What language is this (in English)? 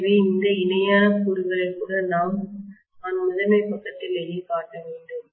Tamil